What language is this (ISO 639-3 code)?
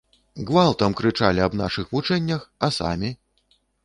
bel